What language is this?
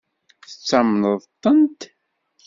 Kabyle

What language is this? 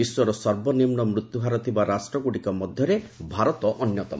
Odia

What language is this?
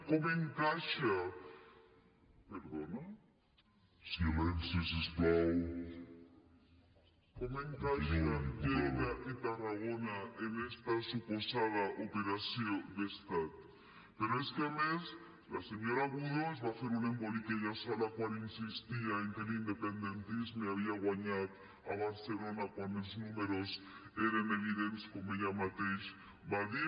Catalan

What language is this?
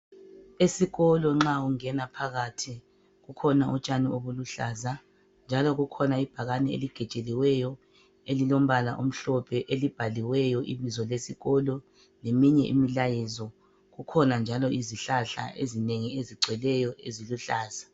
North Ndebele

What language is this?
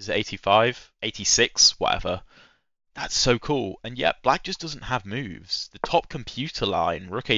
English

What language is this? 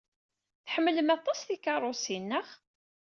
Kabyle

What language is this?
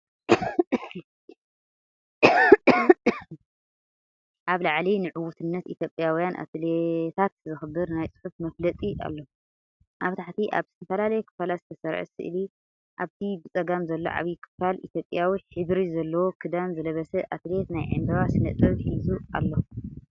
Tigrinya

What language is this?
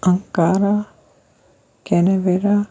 Kashmiri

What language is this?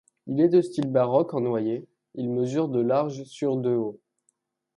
French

